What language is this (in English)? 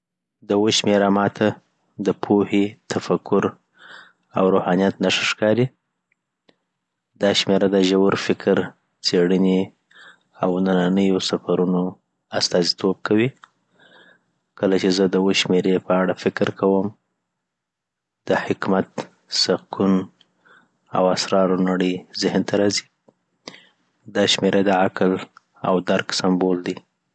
Southern Pashto